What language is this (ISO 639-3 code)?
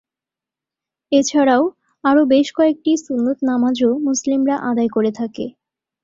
ben